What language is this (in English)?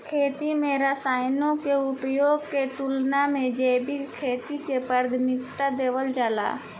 Bhojpuri